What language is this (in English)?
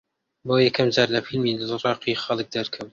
Central Kurdish